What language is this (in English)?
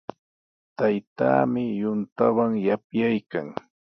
Sihuas Ancash Quechua